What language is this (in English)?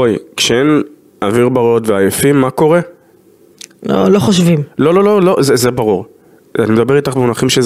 Hebrew